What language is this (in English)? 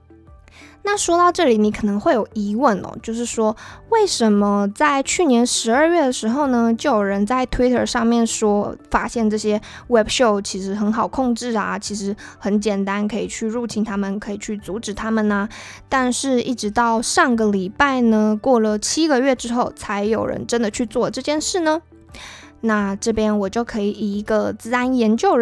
Chinese